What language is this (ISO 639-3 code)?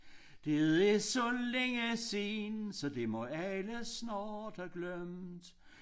dan